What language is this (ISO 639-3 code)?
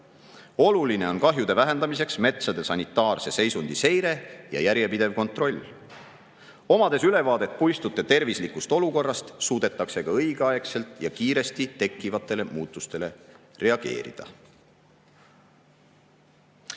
est